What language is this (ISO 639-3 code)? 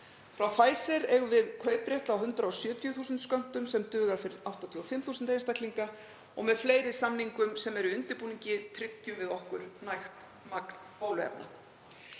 isl